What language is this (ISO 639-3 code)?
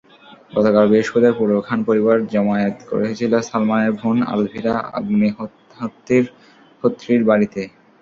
ben